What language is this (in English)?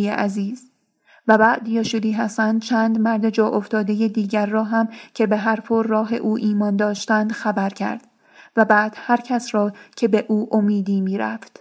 Persian